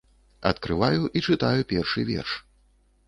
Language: Belarusian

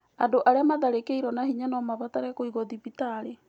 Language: Kikuyu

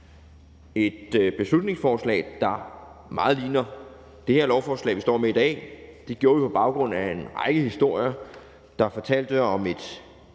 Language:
Danish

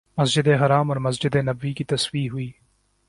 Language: Urdu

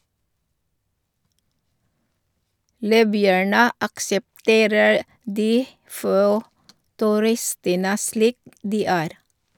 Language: Norwegian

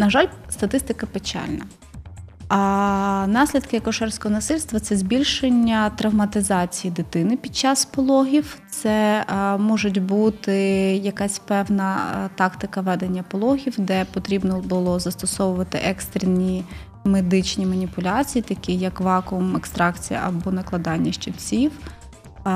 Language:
Ukrainian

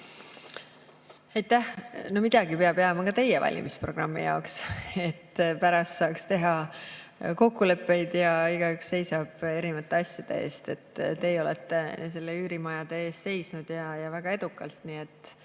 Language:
Estonian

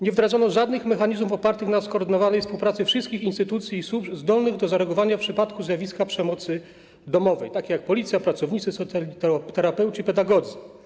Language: Polish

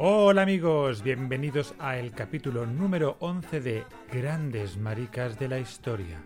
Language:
Spanish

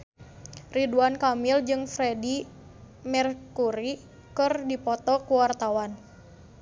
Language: Sundanese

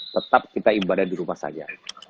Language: Indonesian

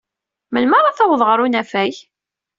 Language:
Kabyle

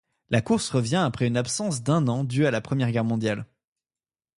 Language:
French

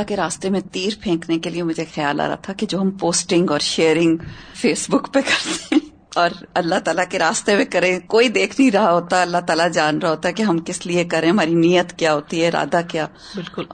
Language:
Urdu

